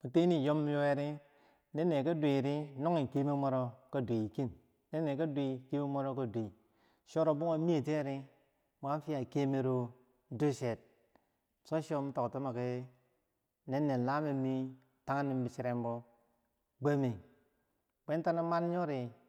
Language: Bangwinji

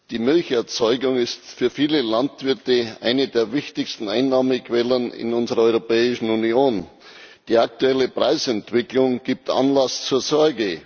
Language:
German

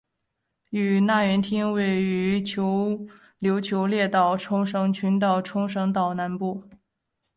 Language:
Chinese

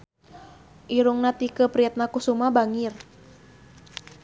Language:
Sundanese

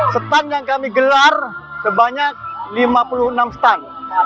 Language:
Indonesian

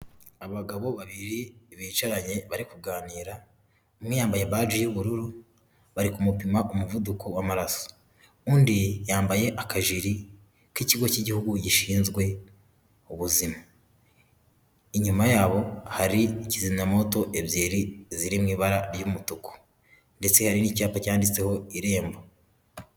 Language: Kinyarwanda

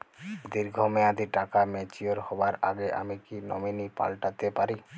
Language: Bangla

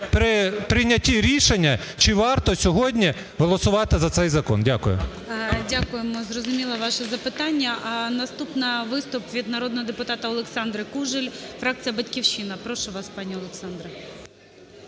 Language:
Ukrainian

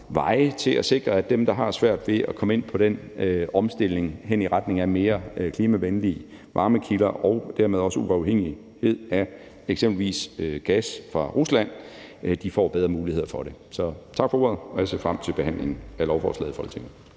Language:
Danish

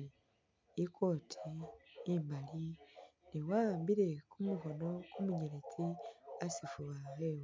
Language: Masaaba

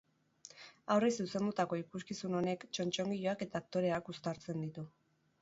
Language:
Basque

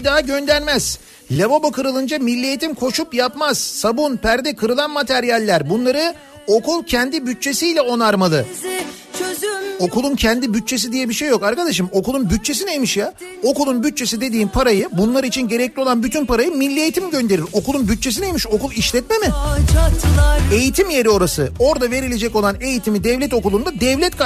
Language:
Turkish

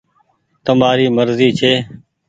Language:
Goaria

